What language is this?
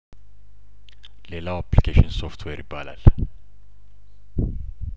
Amharic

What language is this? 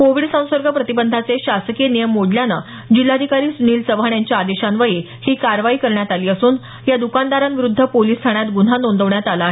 Marathi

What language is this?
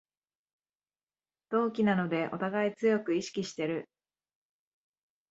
Japanese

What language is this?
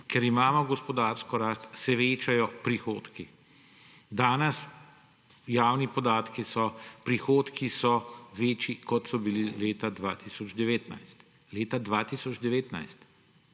Slovenian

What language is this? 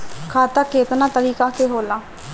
Bhojpuri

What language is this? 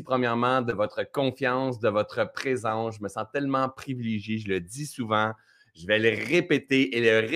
French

